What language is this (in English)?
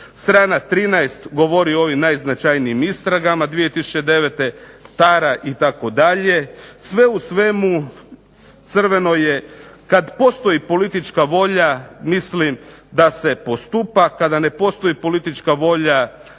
Croatian